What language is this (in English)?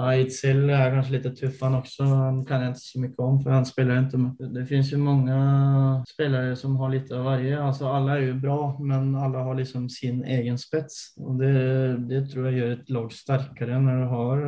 Swedish